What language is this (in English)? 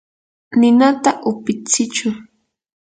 Yanahuanca Pasco Quechua